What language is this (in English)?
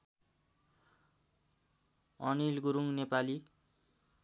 Nepali